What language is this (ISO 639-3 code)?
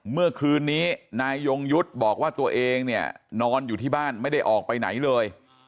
tha